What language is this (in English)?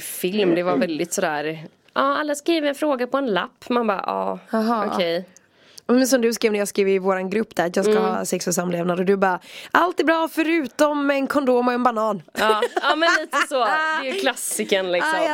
Swedish